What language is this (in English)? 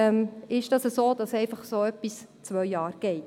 Swiss German